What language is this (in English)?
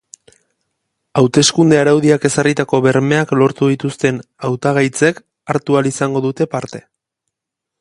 Basque